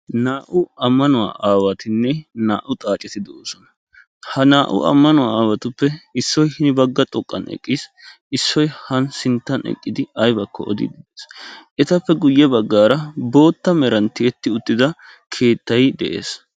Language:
Wolaytta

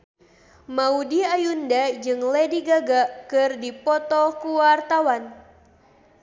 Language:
Sundanese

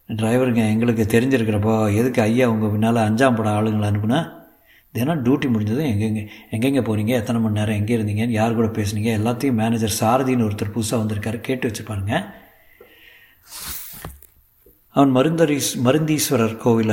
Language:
Tamil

